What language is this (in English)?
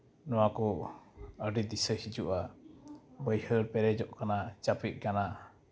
Santali